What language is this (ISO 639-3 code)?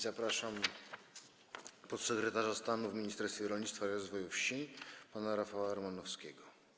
pol